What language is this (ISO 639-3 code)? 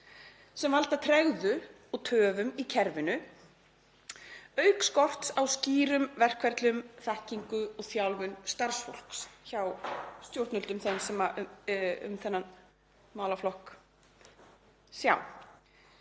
isl